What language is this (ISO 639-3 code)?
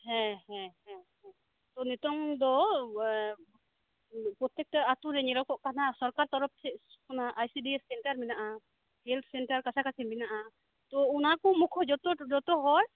sat